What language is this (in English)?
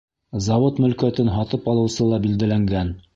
Bashkir